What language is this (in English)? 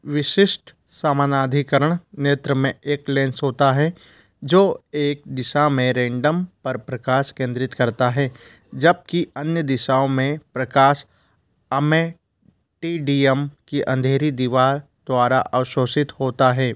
Hindi